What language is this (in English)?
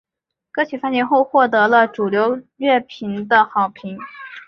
Chinese